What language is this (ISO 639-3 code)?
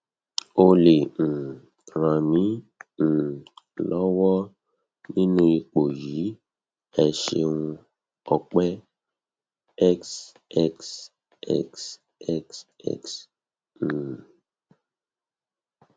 yor